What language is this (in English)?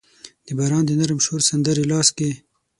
Pashto